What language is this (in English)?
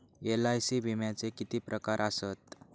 Marathi